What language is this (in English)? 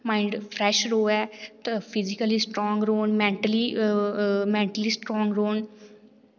Dogri